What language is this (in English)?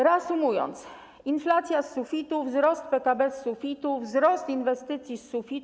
Polish